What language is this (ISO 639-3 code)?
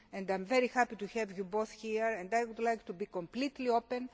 eng